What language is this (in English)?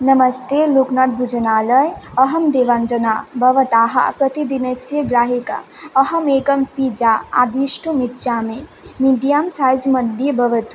Sanskrit